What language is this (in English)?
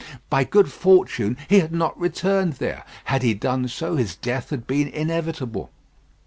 English